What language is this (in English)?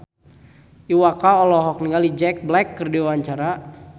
Sundanese